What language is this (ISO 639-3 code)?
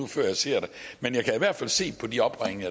dan